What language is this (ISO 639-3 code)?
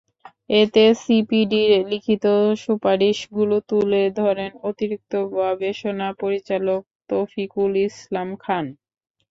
ben